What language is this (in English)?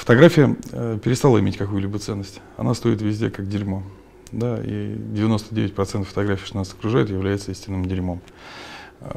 Russian